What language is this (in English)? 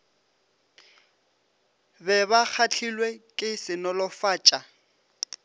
Northern Sotho